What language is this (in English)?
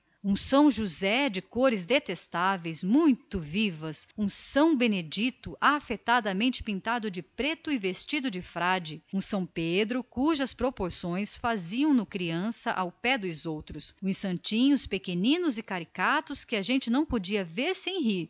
Portuguese